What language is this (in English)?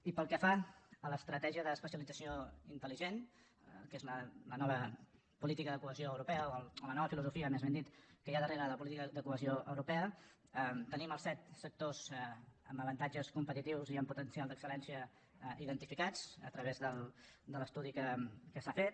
Catalan